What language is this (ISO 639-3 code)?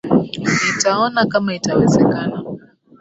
swa